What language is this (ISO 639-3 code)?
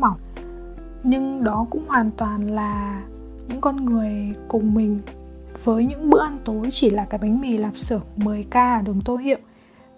vie